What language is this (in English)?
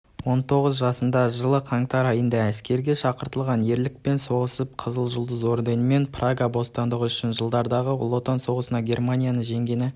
Kazakh